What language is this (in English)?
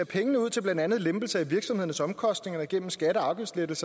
Danish